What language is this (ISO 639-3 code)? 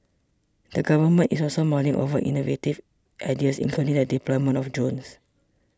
eng